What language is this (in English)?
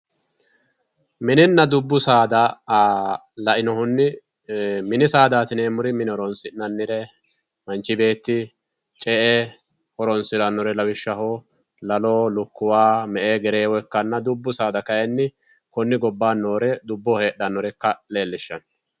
Sidamo